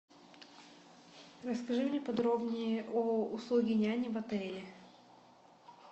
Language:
Russian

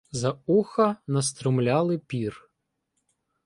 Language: Ukrainian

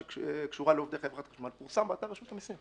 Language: Hebrew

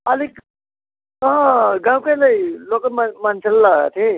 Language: Nepali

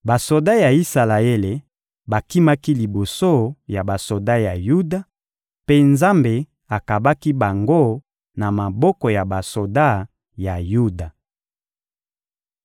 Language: Lingala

